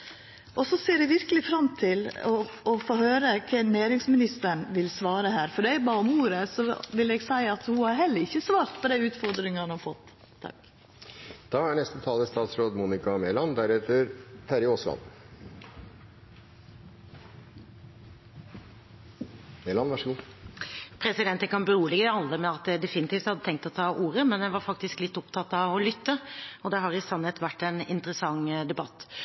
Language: Norwegian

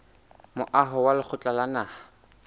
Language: Southern Sotho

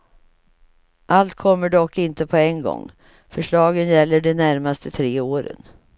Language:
Swedish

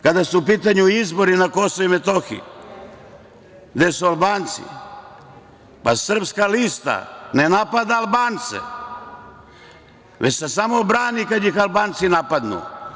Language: Serbian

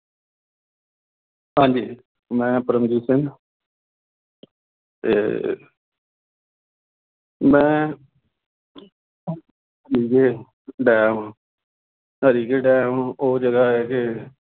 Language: Punjabi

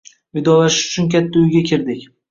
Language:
Uzbek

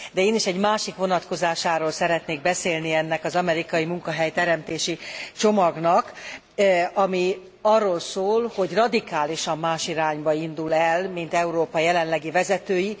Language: Hungarian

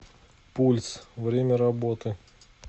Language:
Russian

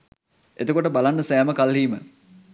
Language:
Sinhala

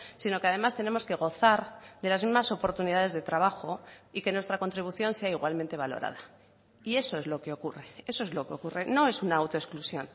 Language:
Spanish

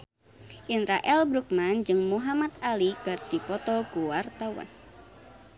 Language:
Sundanese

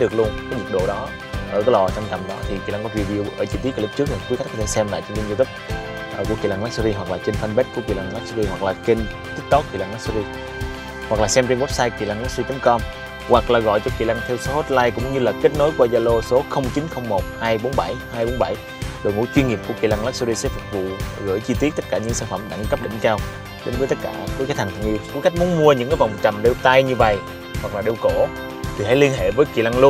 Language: Vietnamese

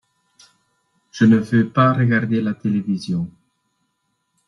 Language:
French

